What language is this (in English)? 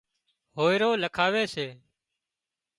Wadiyara Koli